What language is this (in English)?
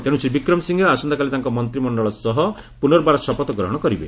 Odia